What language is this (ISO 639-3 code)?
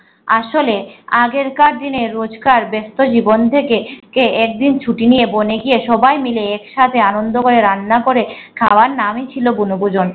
ben